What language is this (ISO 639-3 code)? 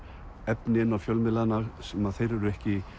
isl